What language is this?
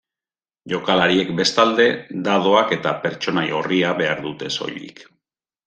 Basque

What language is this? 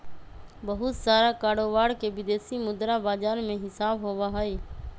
Magahi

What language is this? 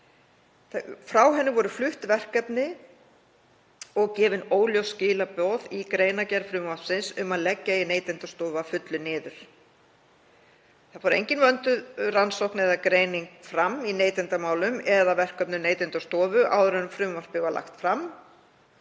Icelandic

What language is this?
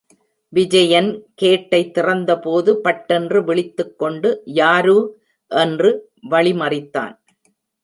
Tamil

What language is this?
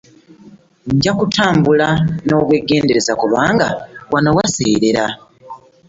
Ganda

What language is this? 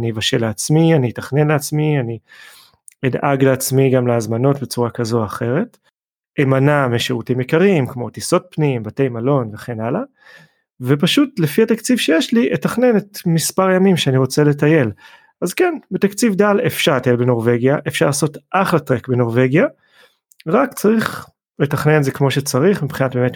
Hebrew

